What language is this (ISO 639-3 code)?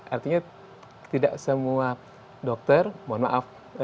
ind